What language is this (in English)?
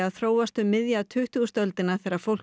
Icelandic